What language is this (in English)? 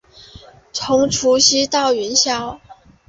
Chinese